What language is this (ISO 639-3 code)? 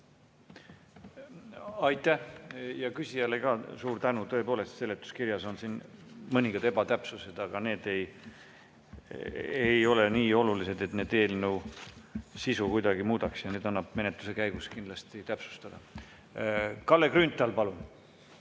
est